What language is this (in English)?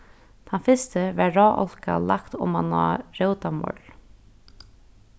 Faroese